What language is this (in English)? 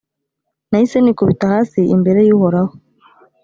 Kinyarwanda